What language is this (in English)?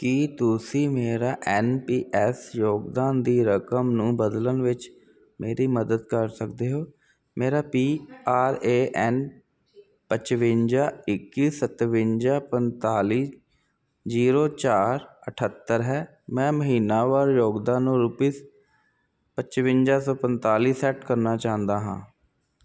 Punjabi